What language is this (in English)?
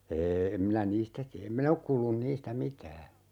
Finnish